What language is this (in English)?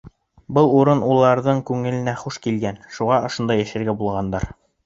Bashkir